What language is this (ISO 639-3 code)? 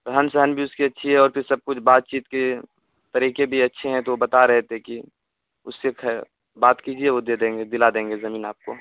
urd